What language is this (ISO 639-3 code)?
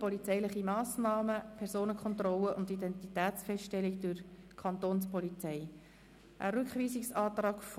gsw